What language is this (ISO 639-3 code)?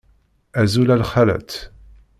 kab